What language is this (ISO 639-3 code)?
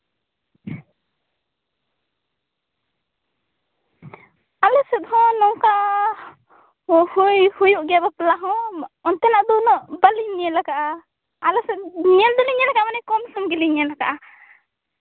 sat